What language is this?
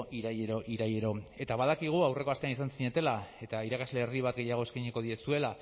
Basque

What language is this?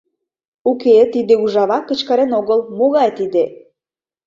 Mari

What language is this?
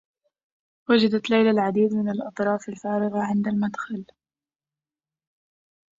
Arabic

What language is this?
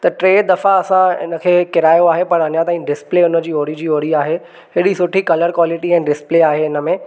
Sindhi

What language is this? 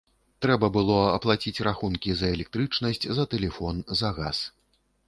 Belarusian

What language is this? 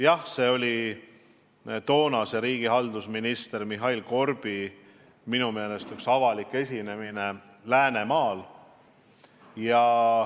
Estonian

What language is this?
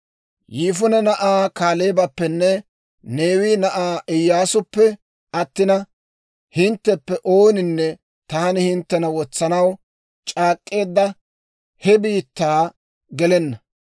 Dawro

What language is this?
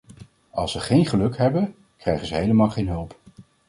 Dutch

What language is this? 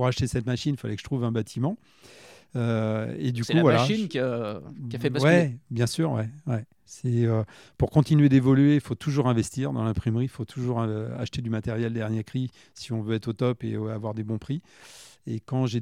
French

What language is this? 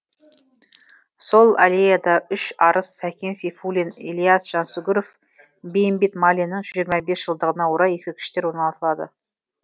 Kazakh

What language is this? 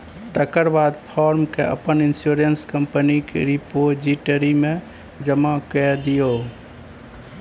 Maithili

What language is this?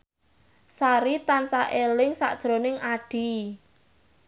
Javanese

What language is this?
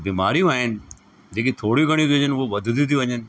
Sindhi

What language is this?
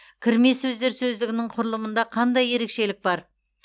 Kazakh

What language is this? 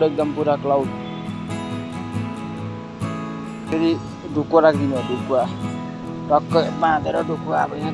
Indonesian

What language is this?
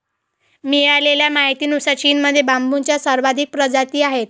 Marathi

